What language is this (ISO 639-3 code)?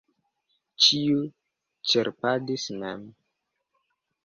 epo